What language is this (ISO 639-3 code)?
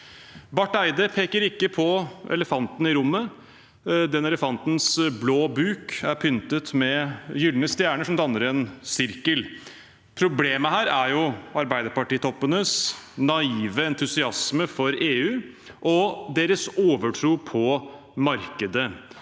nor